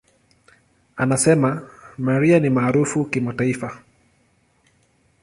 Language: Swahili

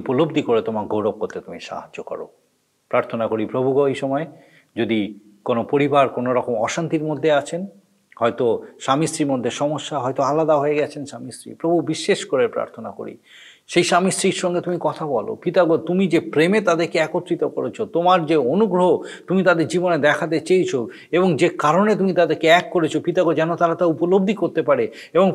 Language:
Bangla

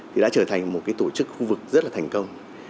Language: Vietnamese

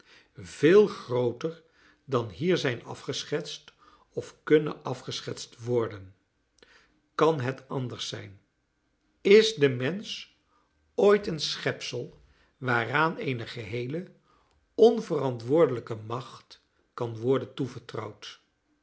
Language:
Dutch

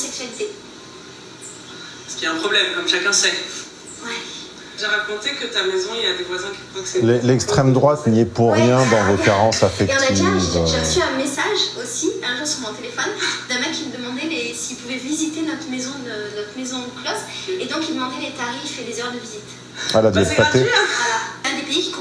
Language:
French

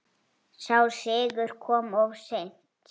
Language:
Icelandic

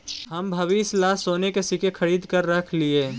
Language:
Magahi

